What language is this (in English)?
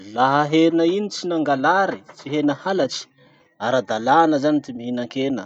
Masikoro Malagasy